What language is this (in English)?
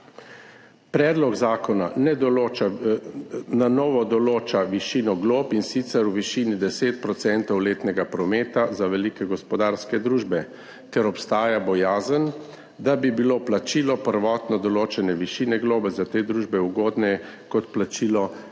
Slovenian